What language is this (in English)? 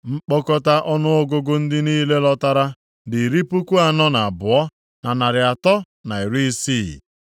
Igbo